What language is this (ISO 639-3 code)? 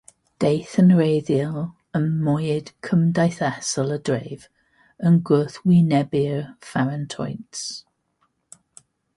cym